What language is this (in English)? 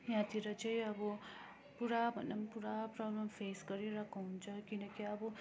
Nepali